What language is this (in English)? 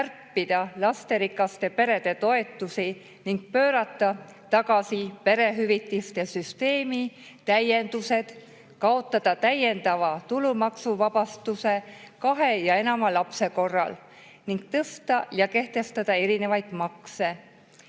Estonian